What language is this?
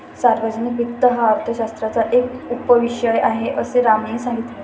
Marathi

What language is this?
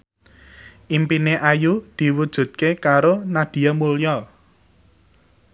Javanese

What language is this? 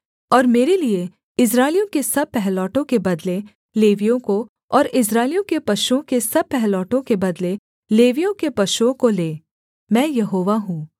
Hindi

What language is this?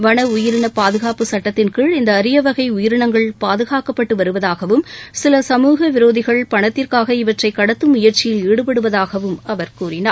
Tamil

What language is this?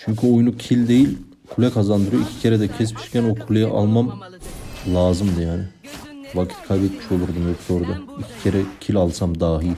Turkish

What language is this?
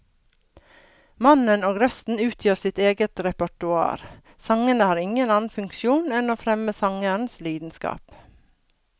Norwegian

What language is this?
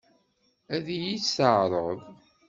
Kabyle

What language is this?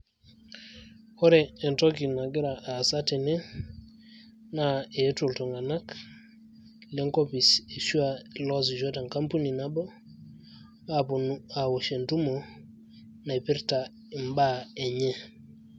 Masai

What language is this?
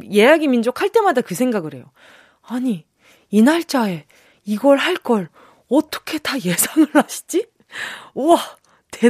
Korean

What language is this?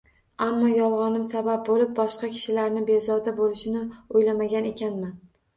Uzbek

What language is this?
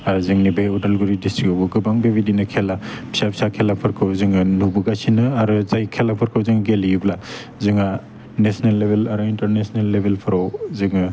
Bodo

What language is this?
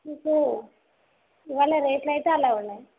Telugu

